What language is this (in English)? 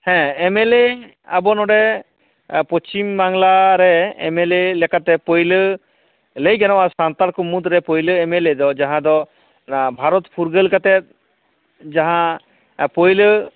Santali